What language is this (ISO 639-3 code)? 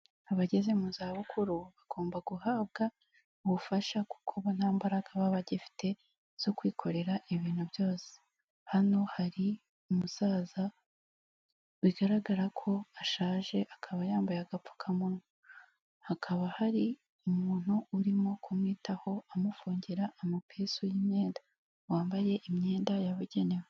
kin